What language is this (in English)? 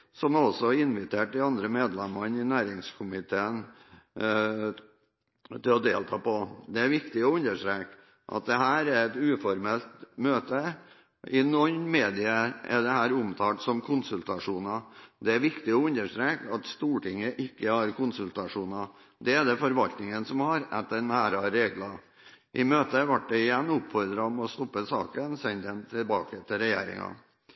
Norwegian Bokmål